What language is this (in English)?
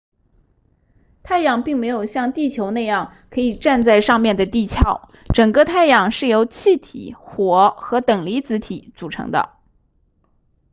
Chinese